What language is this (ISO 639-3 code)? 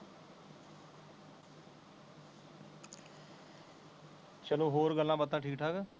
pan